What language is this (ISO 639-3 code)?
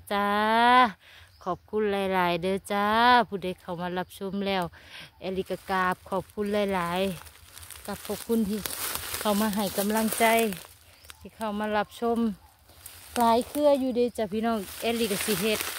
tha